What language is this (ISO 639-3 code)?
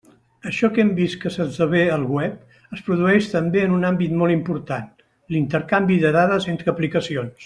cat